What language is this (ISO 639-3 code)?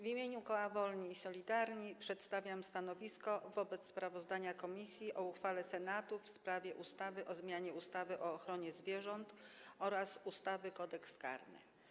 pol